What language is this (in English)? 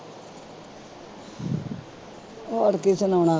Punjabi